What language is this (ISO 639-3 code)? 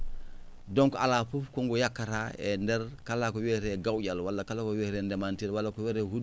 ful